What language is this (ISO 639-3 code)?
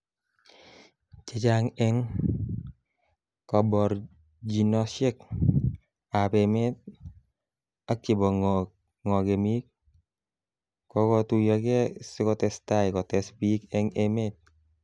kln